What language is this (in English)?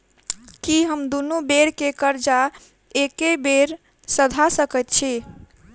Maithili